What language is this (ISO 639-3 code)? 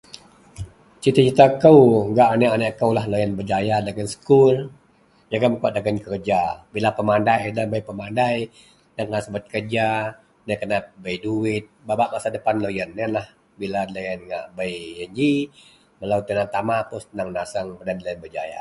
mel